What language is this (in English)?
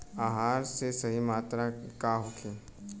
Bhojpuri